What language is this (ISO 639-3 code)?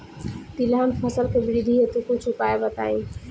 bho